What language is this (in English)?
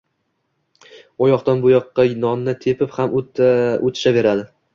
Uzbek